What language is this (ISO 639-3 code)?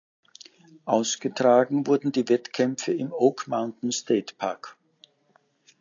deu